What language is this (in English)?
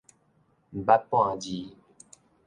Min Nan Chinese